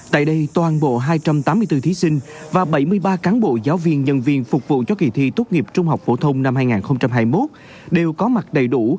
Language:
Vietnamese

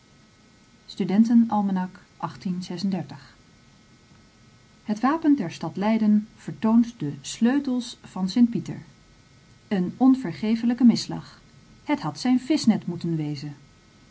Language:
Dutch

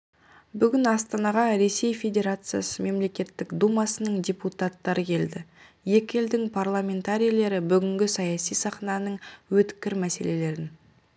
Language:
Kazakh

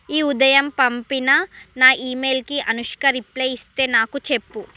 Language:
Telugu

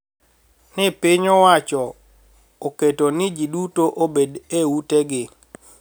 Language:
Luo (Kenya and Tanzania)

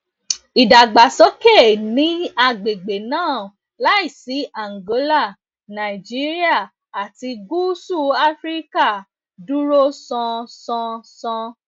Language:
Yoruba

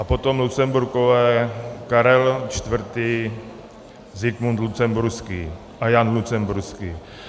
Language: Czech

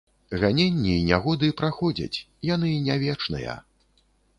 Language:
Belarusian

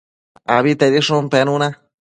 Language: Matsés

